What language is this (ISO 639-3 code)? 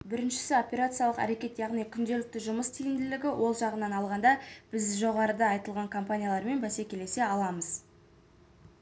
kaz